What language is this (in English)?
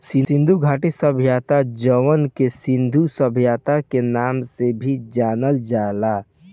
Bhojpuri